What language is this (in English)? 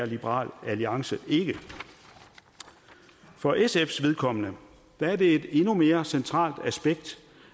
Danish